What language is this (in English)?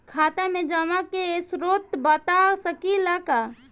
Bhojpuri